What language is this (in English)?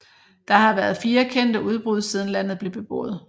Danish